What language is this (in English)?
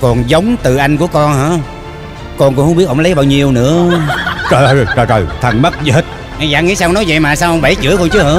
Vietnamese